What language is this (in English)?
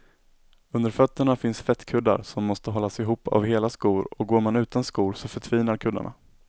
Swedish